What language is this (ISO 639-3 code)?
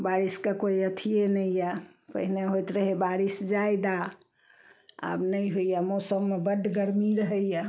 mai